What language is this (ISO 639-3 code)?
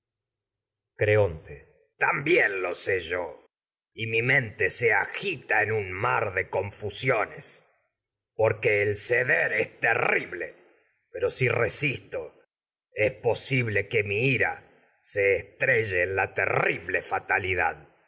spa